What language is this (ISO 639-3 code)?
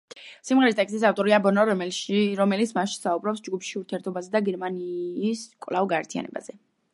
kat